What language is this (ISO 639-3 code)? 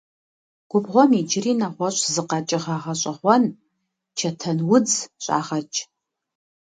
kbd